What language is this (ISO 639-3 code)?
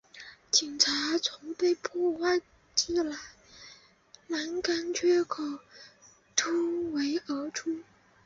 zho